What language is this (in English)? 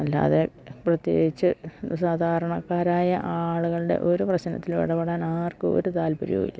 Malayalam